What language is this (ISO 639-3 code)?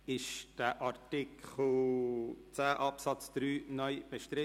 gsw